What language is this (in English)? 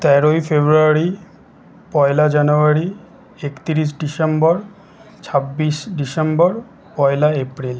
Bangla